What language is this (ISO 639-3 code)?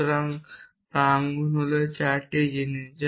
ben